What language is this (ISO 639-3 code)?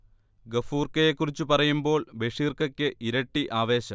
mal